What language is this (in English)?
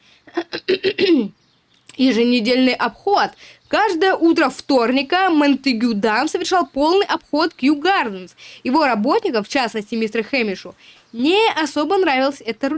Russian